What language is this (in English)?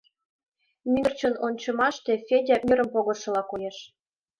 Mari